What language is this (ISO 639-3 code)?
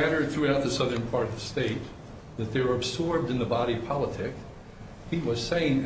eng